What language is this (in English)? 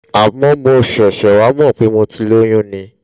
Yoruba